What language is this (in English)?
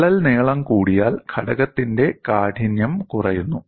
Malayalam